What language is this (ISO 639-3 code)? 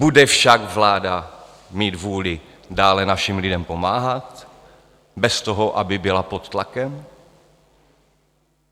ces